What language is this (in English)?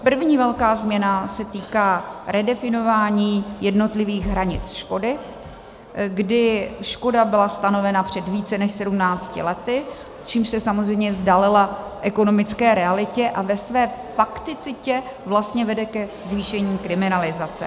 Czech